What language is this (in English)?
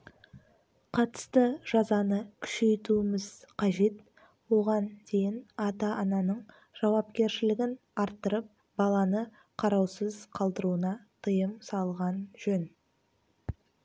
Kazakh